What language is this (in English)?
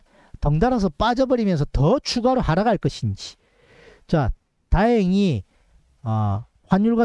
Korean